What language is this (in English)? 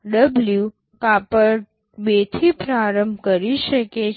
Gujarati